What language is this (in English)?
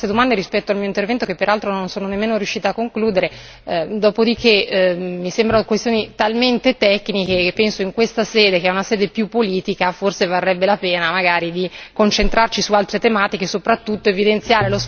Italian